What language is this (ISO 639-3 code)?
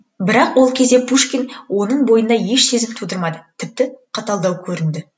kaz